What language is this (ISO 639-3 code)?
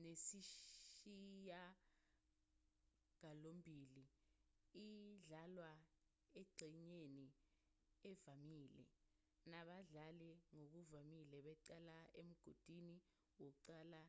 zul